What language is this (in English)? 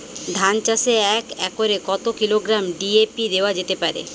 Bangla